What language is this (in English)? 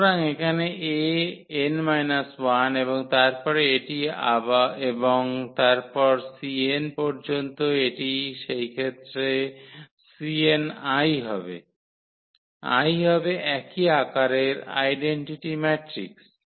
Bangla